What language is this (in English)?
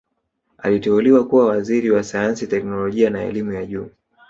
Swahili